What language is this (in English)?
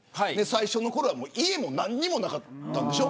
Japanese